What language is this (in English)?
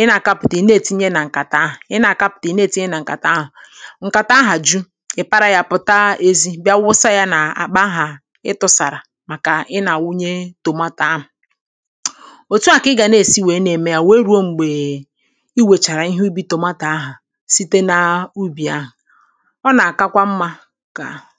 Igbo